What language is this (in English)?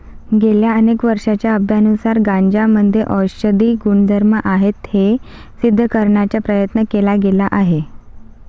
Marathi